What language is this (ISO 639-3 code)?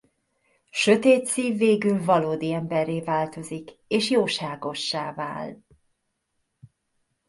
hun